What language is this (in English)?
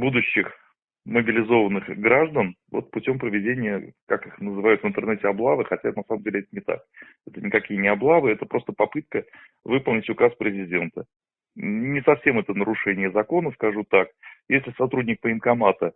Russian